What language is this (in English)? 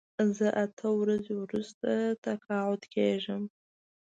Pashto